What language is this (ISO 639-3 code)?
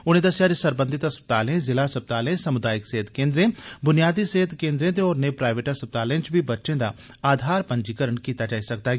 doi